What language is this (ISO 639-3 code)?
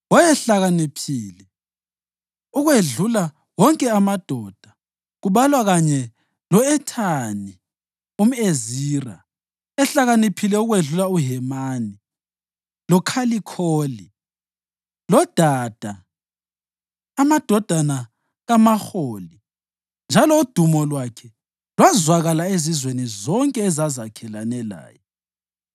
nde